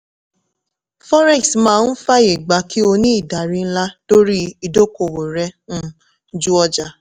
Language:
Yoruba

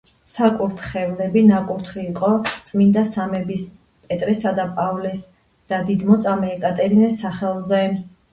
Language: Georgian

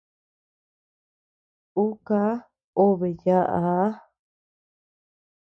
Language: Tepeuxila Cuicatec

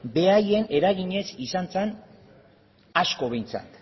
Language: Basque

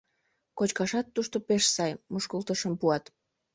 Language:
Mari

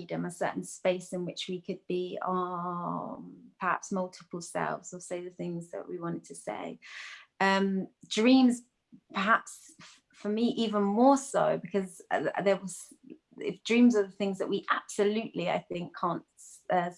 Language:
English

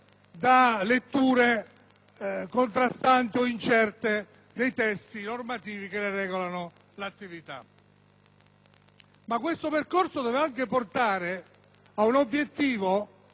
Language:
Italian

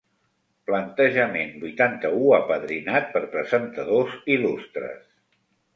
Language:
Catalan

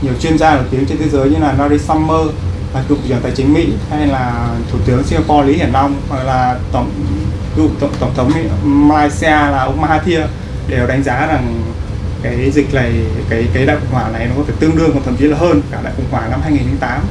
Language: Vietnamese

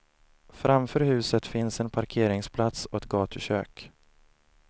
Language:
Swedish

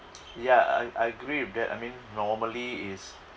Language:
English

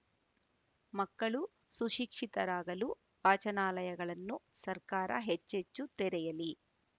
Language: Kannada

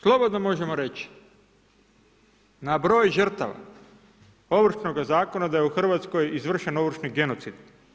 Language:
Croatian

